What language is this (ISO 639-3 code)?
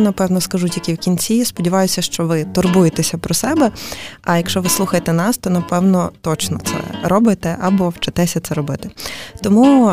ukr